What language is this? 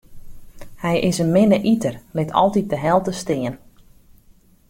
Western Frisian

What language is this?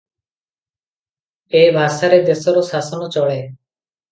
Odia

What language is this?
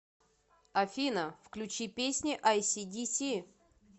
Russian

